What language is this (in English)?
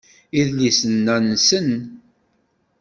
Kabyle